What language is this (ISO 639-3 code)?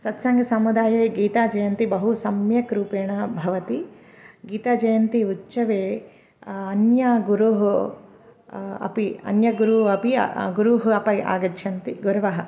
san